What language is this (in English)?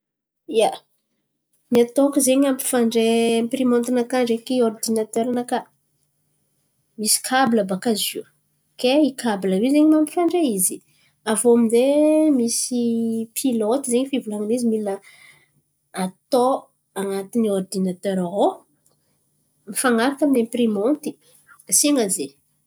Antankarana Malagasy